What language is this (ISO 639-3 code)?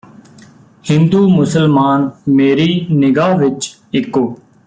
pan